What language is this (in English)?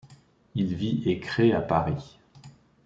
French